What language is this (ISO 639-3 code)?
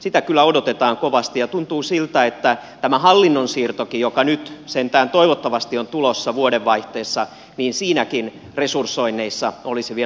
fin